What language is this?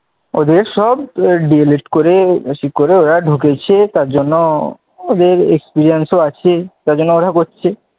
Bangla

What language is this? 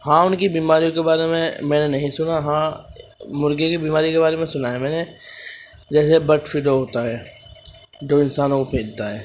Urdu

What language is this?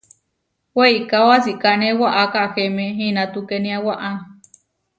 Huarijio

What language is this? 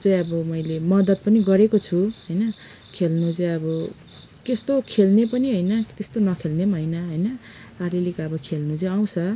Nepali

